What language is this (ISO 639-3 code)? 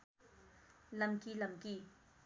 nep